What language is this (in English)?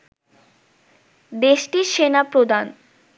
Bangla